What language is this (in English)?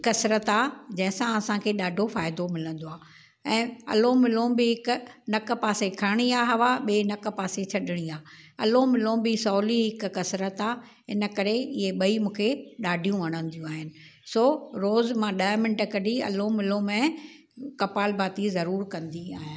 Sindhi